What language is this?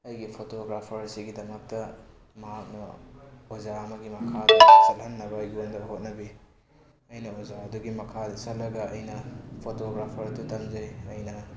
Manipuri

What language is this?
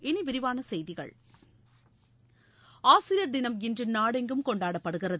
Tamil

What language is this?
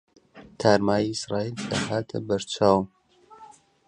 Central Kurdish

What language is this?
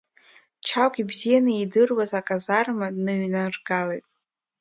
Abkhazian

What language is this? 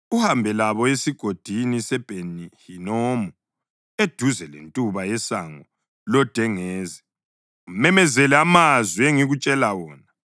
North Ndebele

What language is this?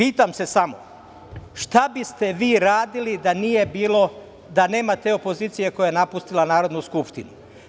Serbian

